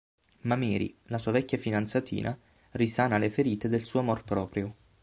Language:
Italian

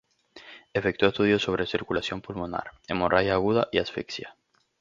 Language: Spanish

